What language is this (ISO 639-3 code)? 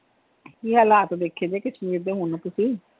pan